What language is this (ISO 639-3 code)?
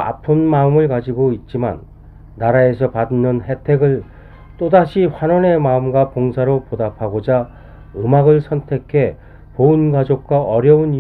kor